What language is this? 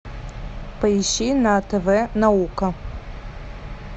Russian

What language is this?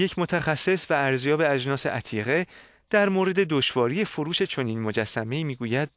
Persian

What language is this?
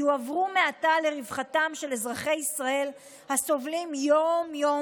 Hebrew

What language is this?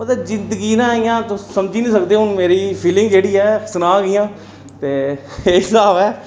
Dogri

